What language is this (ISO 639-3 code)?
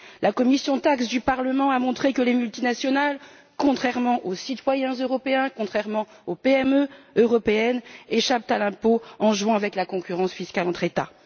fra